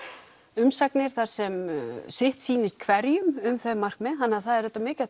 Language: Icelandic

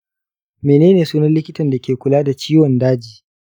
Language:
Hausa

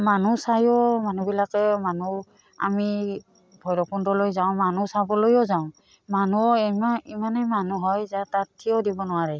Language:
Assamese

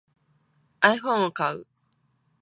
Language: Japanese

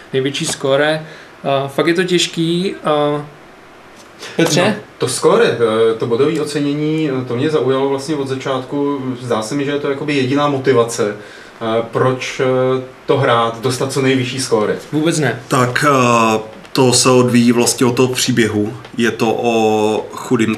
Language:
Czech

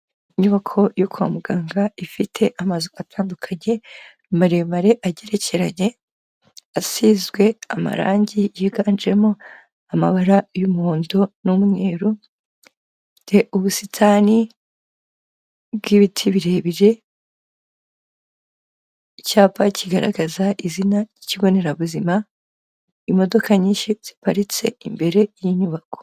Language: Kinyarwanda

